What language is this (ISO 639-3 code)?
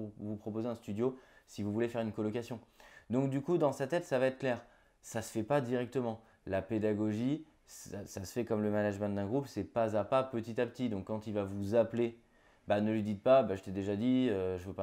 fra